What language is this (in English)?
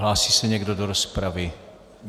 Czech